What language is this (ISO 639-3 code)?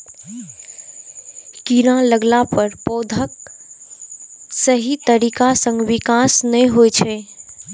mai